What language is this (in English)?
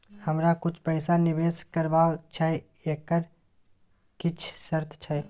Maithili